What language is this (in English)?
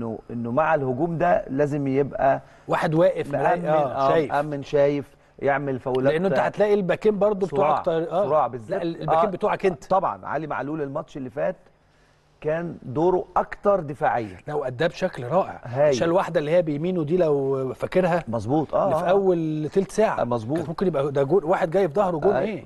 Arabic